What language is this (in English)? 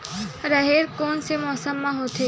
Chhattisgarhi